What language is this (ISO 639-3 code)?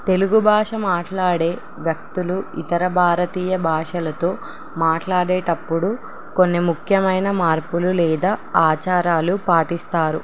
tel